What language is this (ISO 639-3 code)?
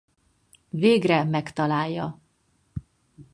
hun